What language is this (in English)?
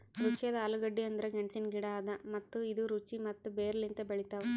Kannada